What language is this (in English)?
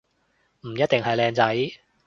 Cantonese